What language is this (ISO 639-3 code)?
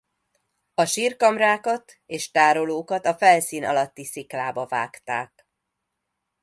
hun